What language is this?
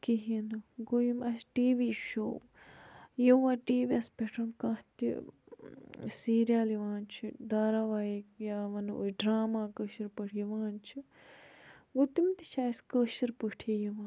Kashmiri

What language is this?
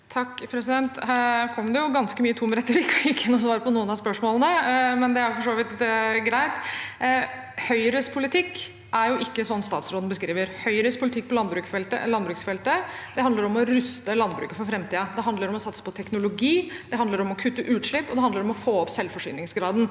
Norwegian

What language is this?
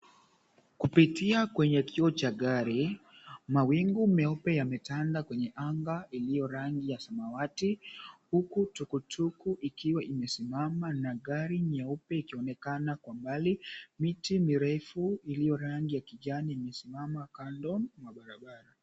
Swahili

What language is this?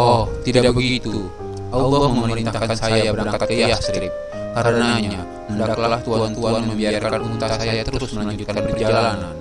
Indonesian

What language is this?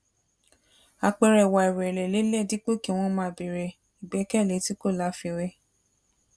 Yoruba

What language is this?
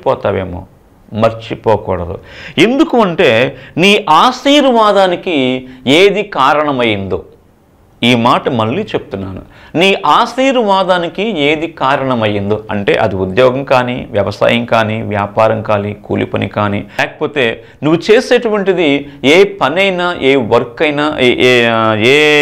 Telugu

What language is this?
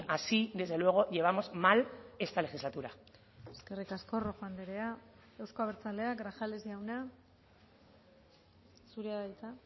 Basque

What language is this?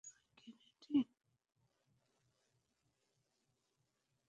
Bangla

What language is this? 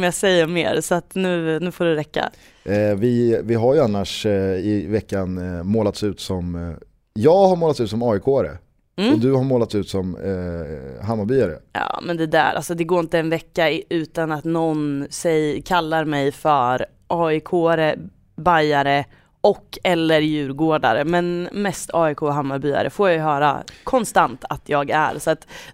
Swedish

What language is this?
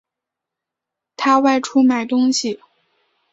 Chinese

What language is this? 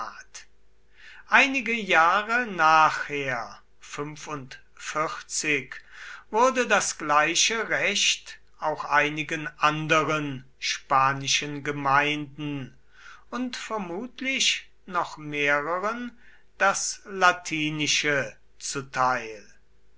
German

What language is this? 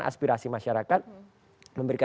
Indonesian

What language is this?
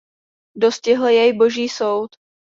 Czech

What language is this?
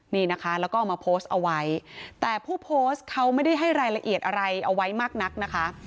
Thai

